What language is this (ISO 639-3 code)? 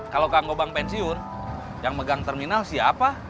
ind